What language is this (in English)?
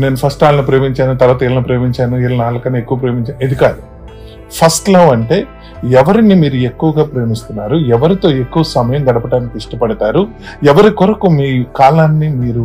Telugu